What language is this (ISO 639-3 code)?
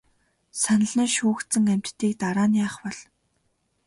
mon